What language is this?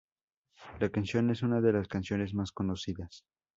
Spanish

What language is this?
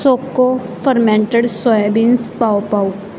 Punjabi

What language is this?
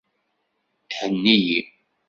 Kabyle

